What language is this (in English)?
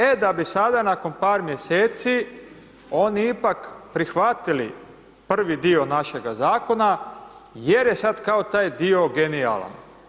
Croatian